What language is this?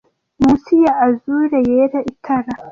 Kinyarwanda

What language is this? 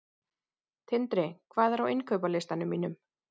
Icelandic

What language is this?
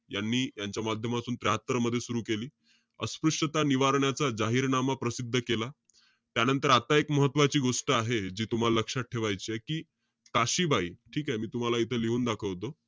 Marathi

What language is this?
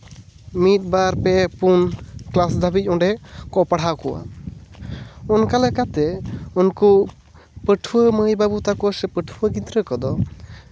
Santali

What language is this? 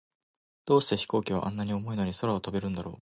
Japanese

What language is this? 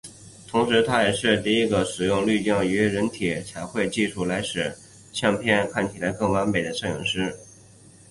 Chinese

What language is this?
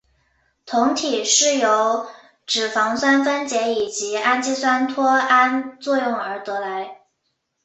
Chinese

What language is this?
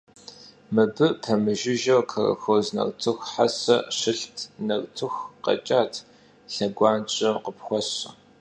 Kabardian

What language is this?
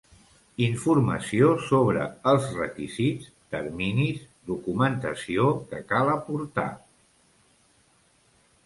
Catalan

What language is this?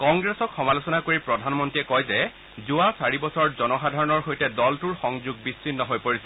Assamese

